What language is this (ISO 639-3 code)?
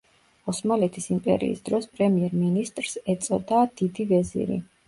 kat